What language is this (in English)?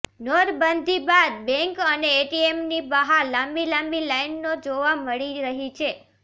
Gujarati